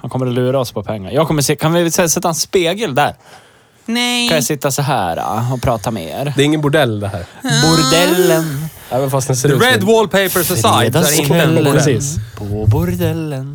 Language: Swedish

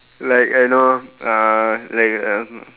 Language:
English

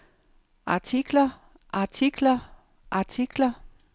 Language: Danish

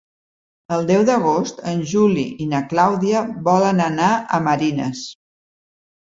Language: Catalan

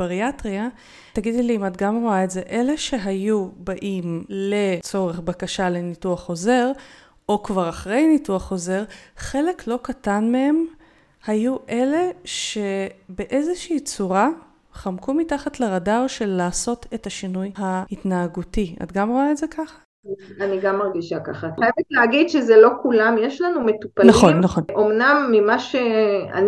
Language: Hebrew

